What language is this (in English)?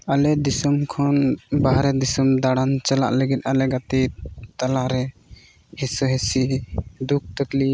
Santali